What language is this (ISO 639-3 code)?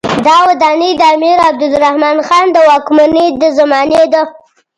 pus